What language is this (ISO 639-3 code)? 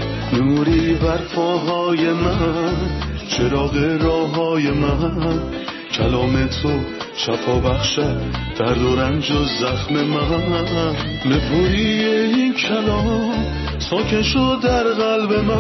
fas